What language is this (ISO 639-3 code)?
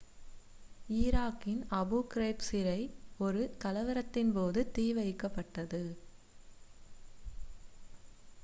tam